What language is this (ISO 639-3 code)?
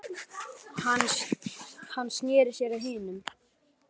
isl